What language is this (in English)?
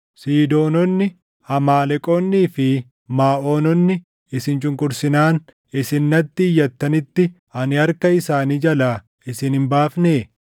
Oromo